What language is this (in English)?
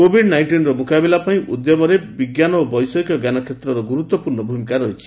Odia